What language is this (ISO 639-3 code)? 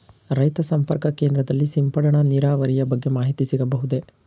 kan